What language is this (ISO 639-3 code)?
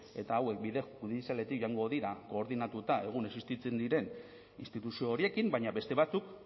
eus